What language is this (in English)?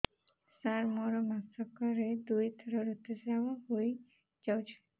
Odia